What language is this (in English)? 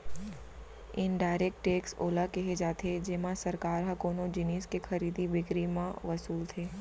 Chhattisgarhi